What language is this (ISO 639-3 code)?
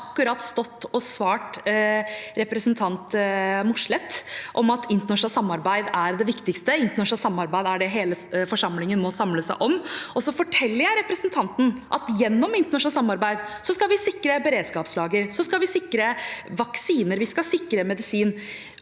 nor